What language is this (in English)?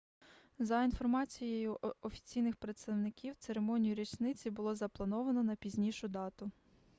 Ukrainian